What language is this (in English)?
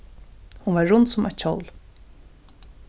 Faroese